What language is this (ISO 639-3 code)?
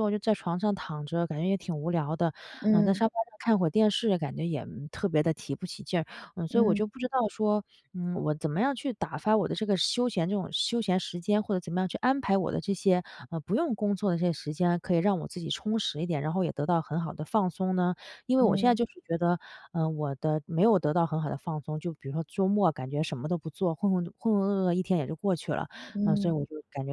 zho